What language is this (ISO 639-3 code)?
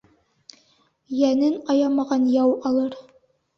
bak